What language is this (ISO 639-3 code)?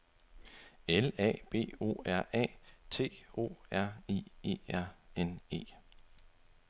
dan